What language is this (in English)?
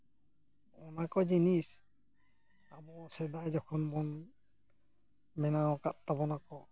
Santali